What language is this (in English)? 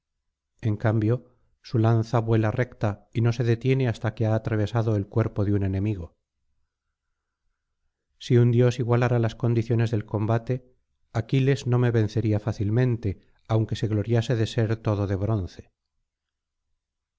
Spanish